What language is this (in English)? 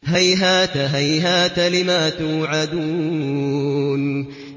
Arabic